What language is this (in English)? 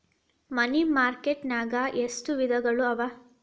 Kannada